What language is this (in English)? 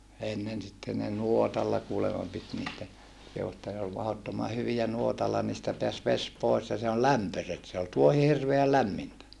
Finnish